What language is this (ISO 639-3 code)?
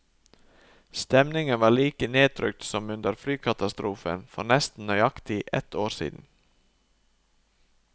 nor